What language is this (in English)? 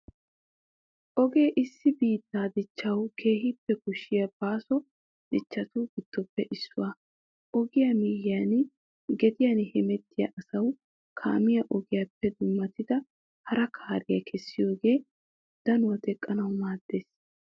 Wolaytta